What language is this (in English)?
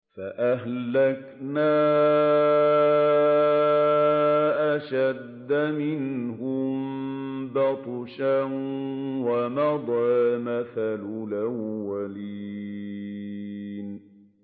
Arabic